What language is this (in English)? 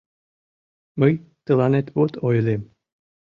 Mari